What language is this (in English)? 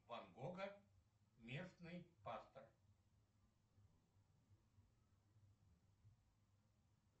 Russian